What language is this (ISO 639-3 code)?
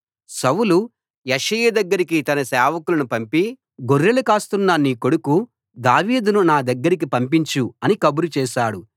tel